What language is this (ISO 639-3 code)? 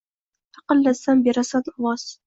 uzb